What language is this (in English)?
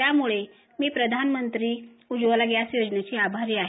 Marathi